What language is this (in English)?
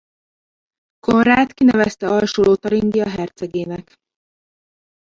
Hungarian